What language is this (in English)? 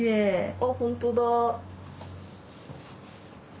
Japanese